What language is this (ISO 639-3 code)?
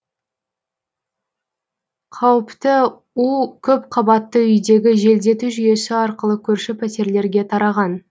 kaz